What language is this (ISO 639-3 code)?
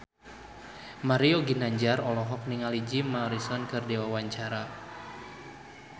sun